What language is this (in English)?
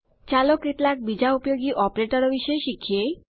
Gujarati